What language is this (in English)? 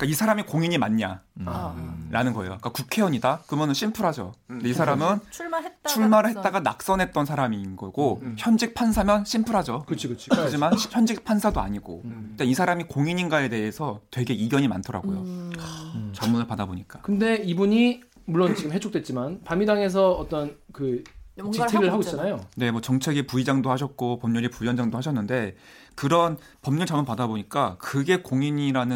Korean